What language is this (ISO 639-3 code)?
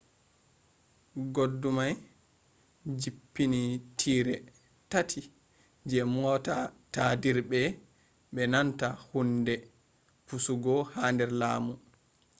ful